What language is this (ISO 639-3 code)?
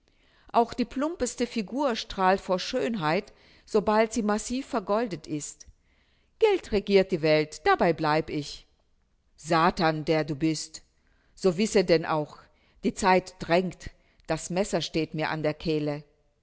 deu